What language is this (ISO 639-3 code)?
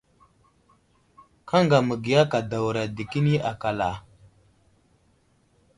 udl